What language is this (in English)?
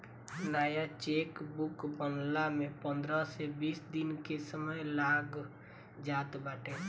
Bhojpuri